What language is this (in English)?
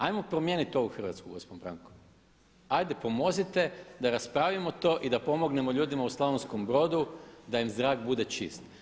Croatian